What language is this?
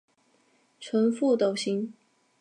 Chinese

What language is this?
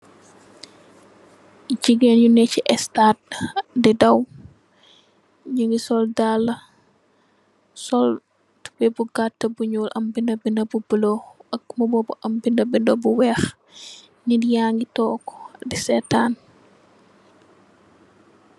Wolof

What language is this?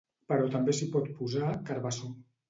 Catalan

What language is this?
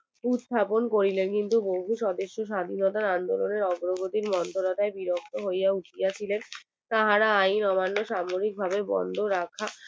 Bangla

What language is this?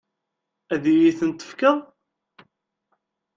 Kabyle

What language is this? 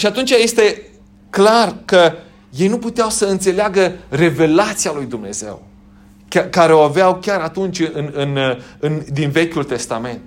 Romanian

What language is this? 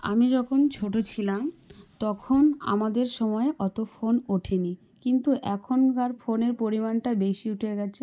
Bangla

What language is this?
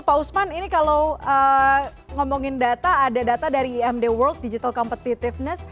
Indonesian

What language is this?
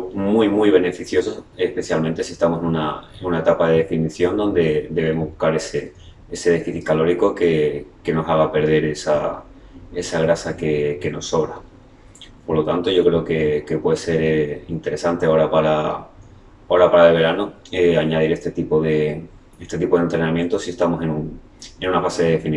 Spanish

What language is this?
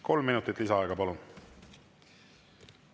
Estonian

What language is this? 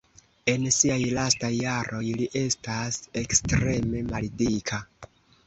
Esperanto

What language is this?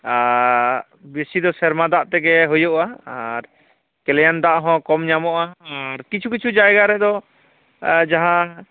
Santali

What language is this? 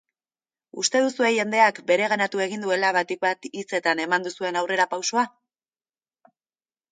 Basque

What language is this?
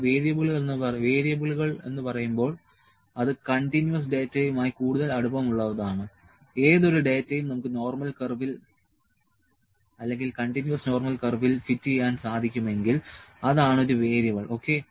Malayalam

